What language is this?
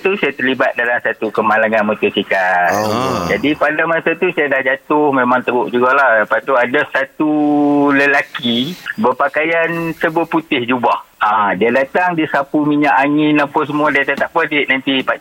Malay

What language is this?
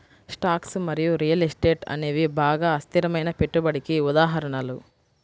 Telugu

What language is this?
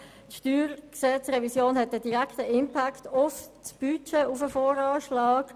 Swiss German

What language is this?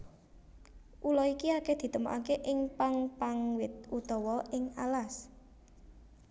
Javanese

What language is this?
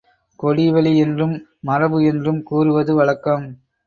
Tamil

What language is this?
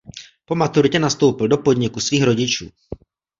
Czech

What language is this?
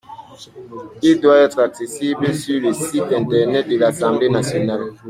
French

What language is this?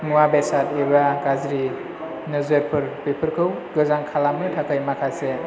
Bodo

